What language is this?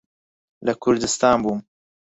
Central Kurdish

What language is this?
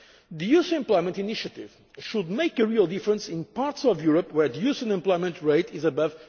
English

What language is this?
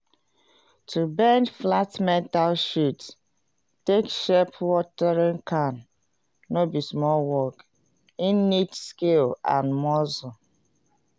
Nigerian Pidgin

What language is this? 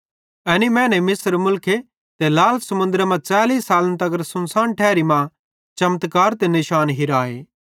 Bhadrawahi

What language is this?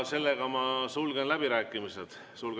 Estonian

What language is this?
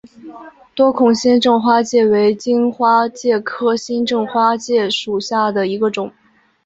Chinese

